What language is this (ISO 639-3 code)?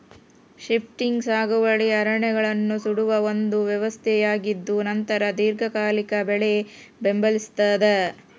kan